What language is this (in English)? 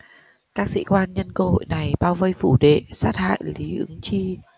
Vietnamese